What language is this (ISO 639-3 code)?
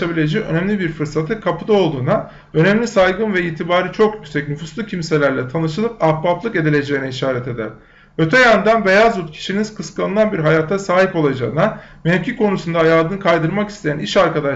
tur